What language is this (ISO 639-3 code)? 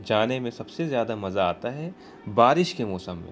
urd